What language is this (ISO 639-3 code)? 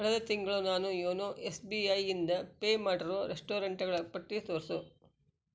kan